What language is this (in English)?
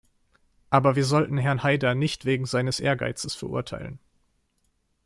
German